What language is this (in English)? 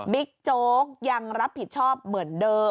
Thai